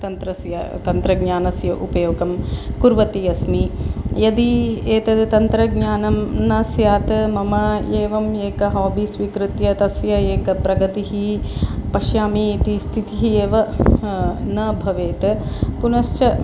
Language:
Sanskrit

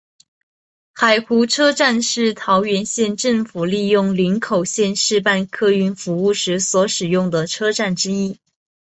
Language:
Chinese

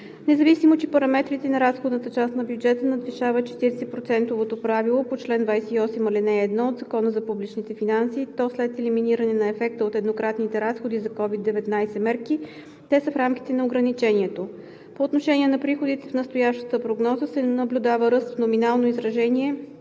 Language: Bulgarian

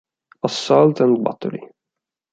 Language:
Italian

